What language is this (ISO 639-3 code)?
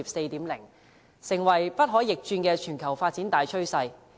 yue